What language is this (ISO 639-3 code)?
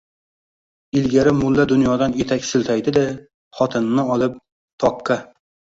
uzb